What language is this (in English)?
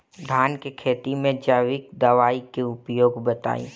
Bhojpuri